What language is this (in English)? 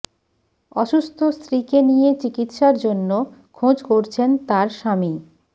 Bangla